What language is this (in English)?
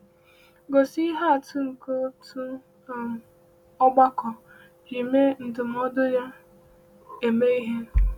Igbo